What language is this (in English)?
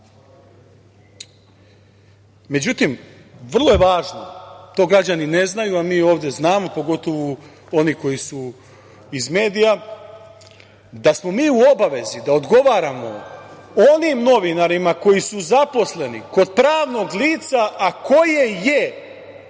Serbian